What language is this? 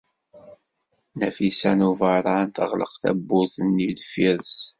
Kabyle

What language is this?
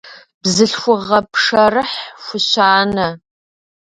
Kabardian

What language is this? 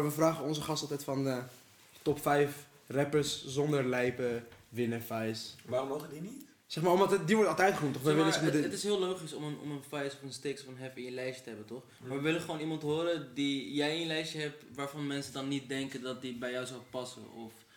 Dutch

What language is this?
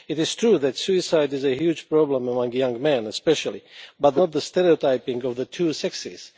English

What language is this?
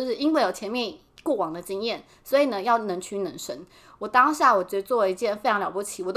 Chinese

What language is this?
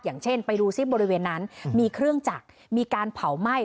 Thai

